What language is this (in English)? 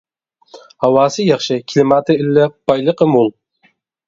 Uyghur